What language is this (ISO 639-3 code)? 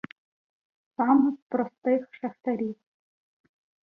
ukr